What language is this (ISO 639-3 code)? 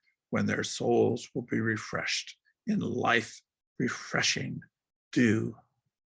eng